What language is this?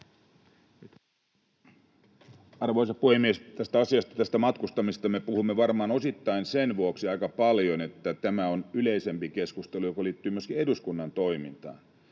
Finnish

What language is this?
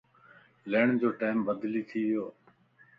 Lasi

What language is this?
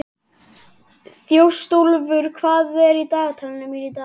Icelandic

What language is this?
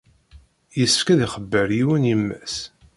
Kabyle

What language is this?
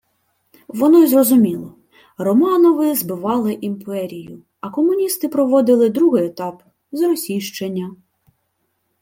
Ukrainian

